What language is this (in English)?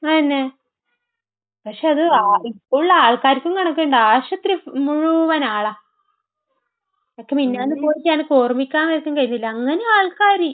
Malayalam